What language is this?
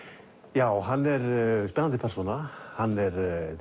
Icelandic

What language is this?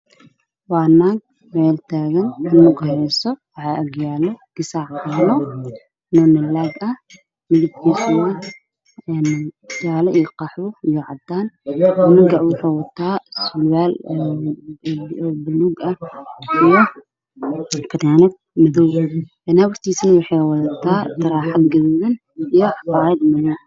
Somali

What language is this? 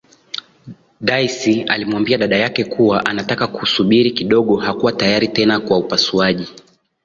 Swahili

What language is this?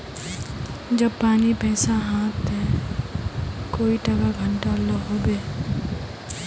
Magahi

